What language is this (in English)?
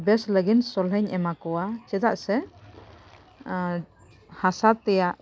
Santali